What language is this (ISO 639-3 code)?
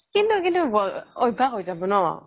asm